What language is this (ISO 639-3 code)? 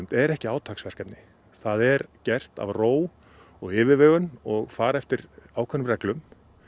isl